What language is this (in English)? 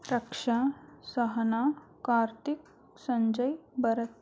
Kannada